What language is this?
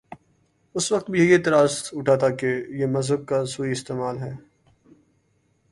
Urdu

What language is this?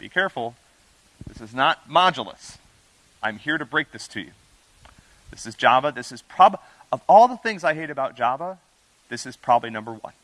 English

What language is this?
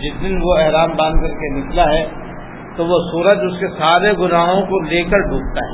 Urdu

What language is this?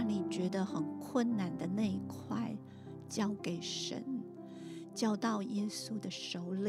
Chinese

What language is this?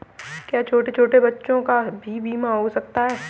Hindi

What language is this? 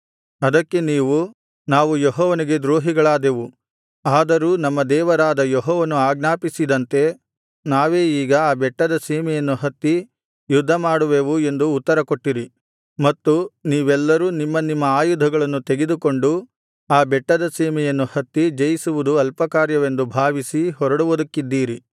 Kannada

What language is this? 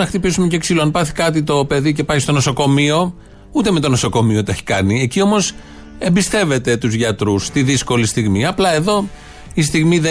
Greek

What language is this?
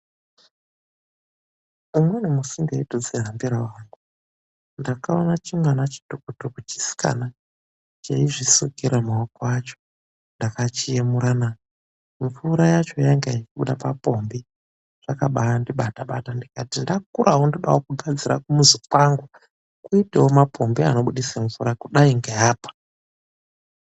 Ndau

